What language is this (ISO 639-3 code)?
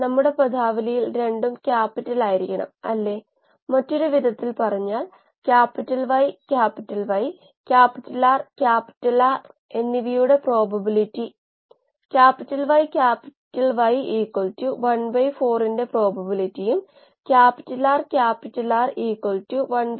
mal